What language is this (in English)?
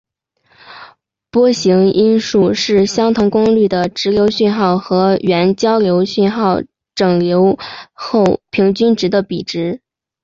Chinese